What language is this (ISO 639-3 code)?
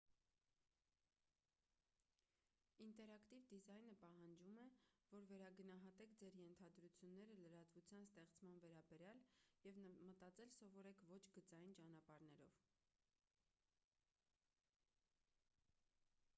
hye